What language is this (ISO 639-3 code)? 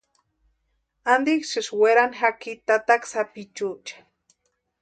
pua